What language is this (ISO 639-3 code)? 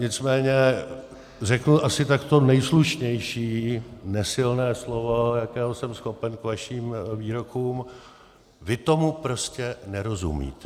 ces